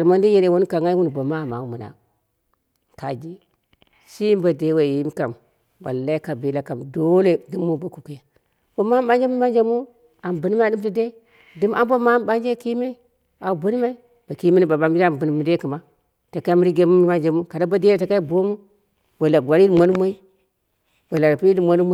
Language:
Dera (Nigeria)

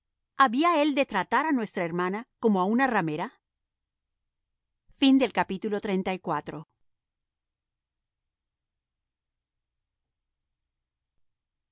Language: Spanish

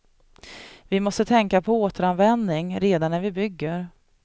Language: Swedish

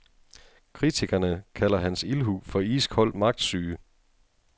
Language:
Danish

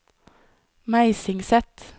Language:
Norwegian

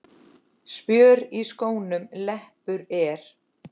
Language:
Icelandic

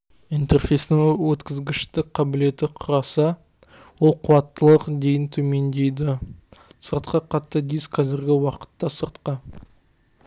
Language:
Kazakh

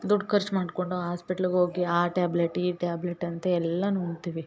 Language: Kannada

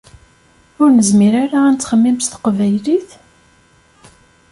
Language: Kabyle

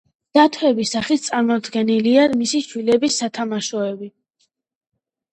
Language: Georgian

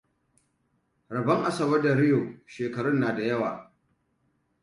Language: Hausa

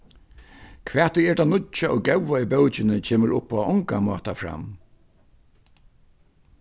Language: Faroese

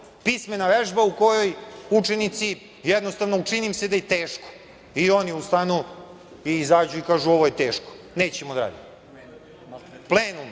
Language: Serbian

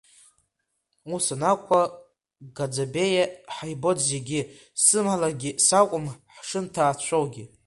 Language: Abkhazian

